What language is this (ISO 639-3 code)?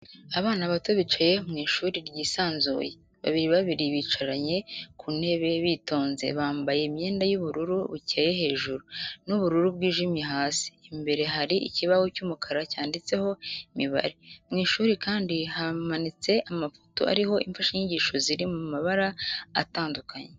kin